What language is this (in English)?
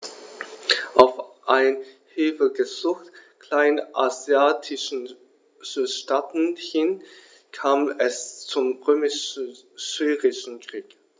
German